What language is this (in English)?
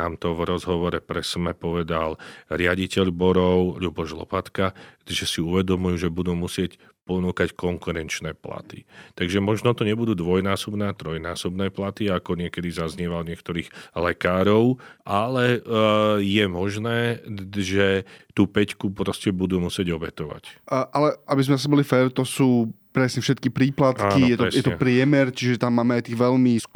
Slovak